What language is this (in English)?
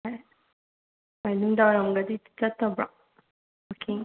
Manipuri